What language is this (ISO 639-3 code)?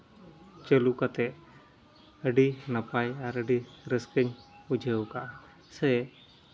sat